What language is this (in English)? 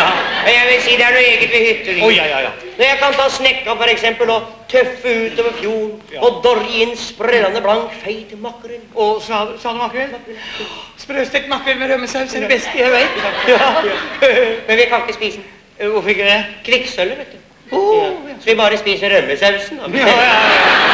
Norwegian